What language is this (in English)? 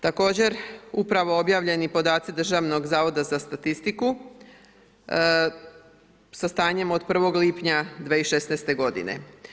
Croatian